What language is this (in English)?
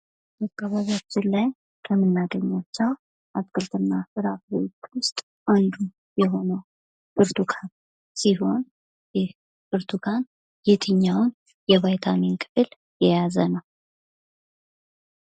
Amharic